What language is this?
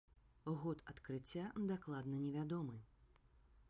Belarusian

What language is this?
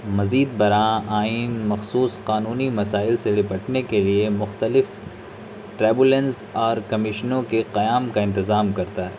Urdu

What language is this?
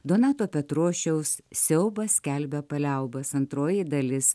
Lithuanian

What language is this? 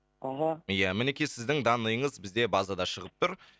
Kazakh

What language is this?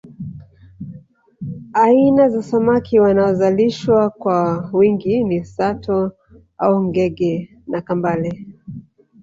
Swahili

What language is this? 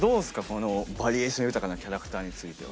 Japanese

